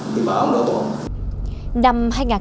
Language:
Vietnamese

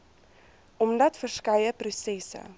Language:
Afrikaans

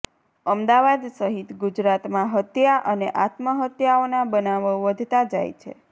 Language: Gujarati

